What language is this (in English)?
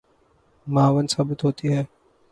Urdu